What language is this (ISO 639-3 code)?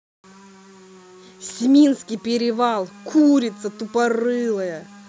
rus